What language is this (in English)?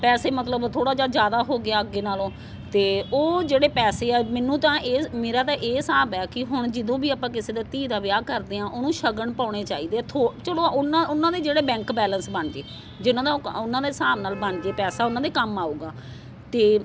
Punjabi